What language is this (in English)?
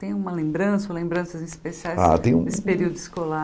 Portuguese